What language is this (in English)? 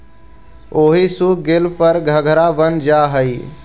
Magahi